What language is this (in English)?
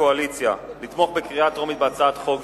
Hebrew